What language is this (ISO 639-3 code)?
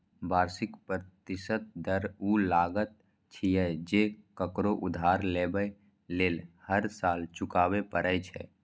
mai